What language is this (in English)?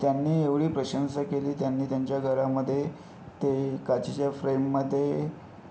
Marathi